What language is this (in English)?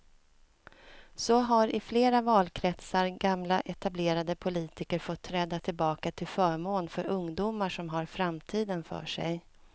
Swedish